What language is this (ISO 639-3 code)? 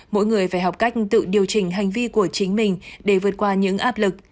vie